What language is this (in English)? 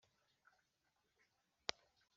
Kinyarwanda